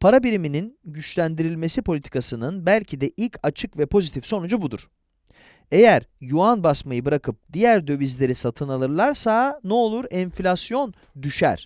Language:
Turkish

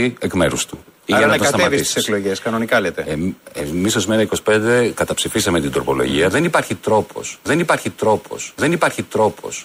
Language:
Greek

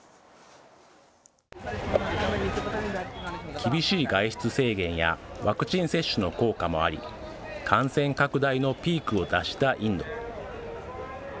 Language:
Japanese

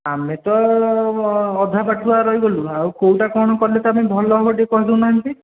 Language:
Odia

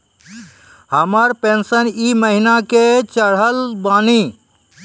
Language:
Maithili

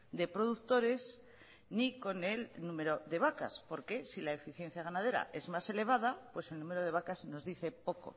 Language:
Spanish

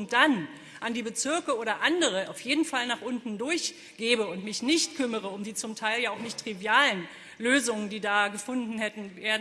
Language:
German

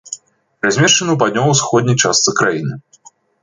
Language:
Belarusian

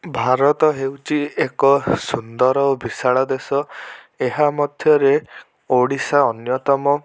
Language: Odia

